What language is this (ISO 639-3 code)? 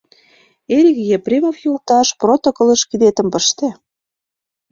chm